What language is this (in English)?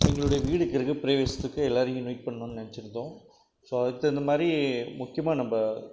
Tamil